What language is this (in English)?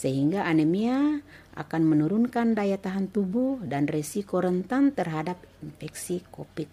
Indonesian